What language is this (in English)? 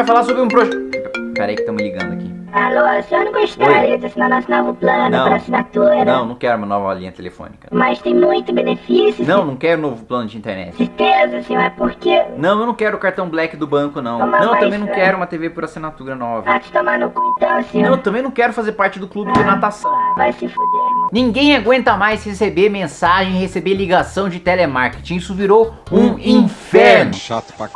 Portuguese